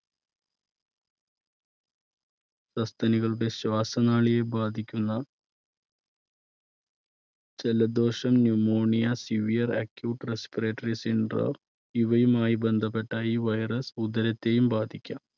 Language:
Malayalam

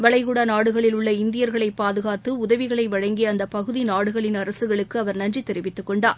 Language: Tamil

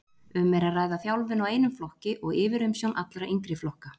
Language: Icelandic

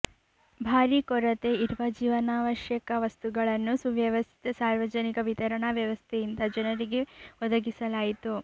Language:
Kannada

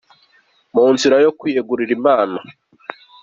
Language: Kinyarwanda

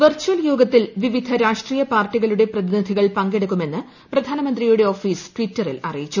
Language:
Malayalam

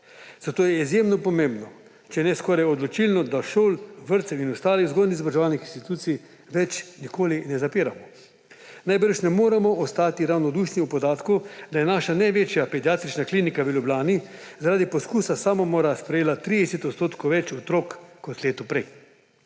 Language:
Slovenian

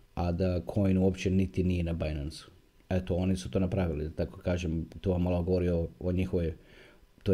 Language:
Croatian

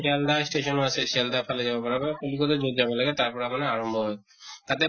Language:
Assamese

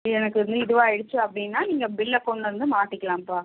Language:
Tamil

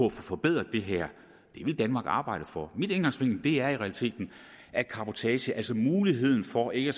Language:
Danish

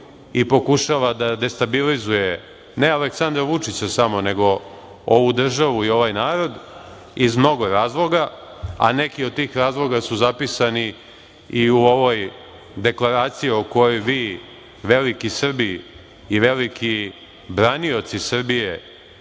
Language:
Serbian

